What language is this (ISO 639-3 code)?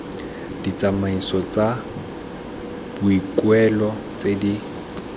tsn